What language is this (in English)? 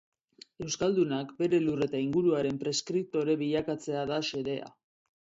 Basque